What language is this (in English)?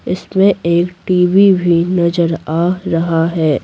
Hindi